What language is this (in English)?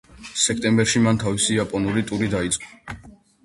Georgian